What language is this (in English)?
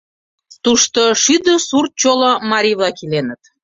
Mari